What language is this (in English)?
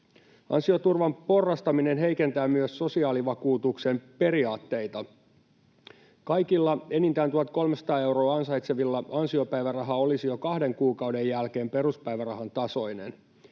Finnish